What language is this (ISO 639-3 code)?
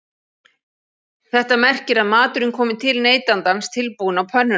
isl